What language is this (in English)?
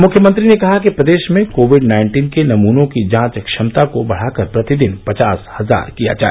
Hindi